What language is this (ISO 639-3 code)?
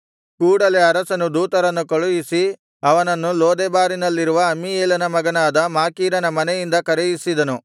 kan